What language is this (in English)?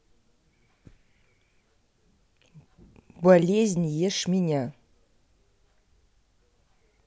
Russian